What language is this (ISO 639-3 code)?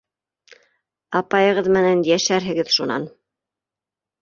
bak